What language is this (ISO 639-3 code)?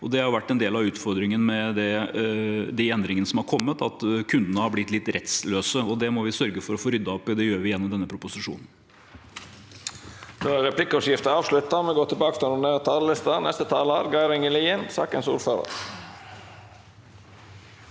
nor